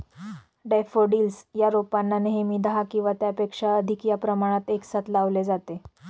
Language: Marathi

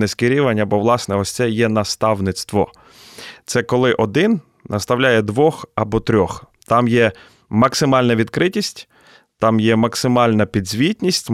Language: Ukrainian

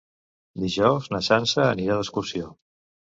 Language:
Catalan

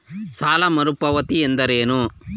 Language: Kannada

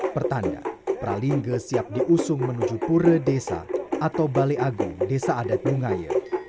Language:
Indonesian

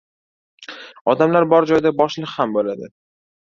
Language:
Uzbek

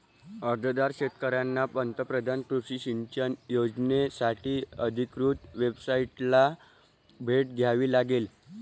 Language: Marathi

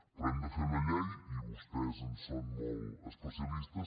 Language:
Catalan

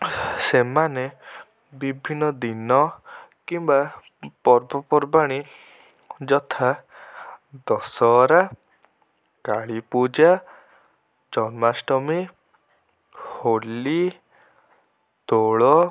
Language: Odia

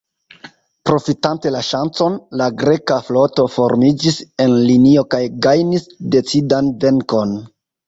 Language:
Esperanto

